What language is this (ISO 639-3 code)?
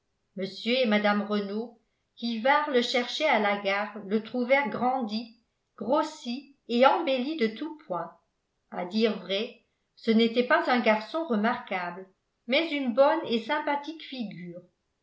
fra